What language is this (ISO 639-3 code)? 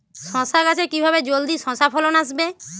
ben